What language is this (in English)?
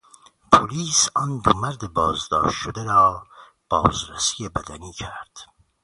Persian